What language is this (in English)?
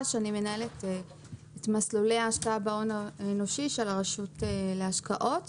Hebrew